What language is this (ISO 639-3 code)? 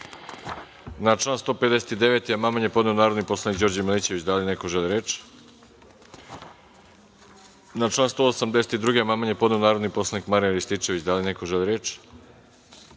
srp